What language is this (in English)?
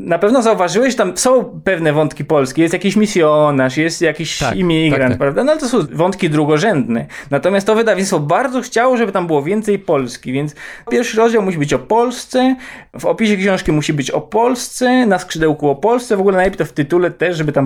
Polish